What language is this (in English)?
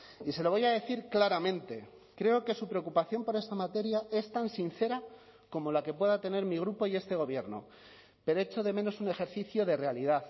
Spanish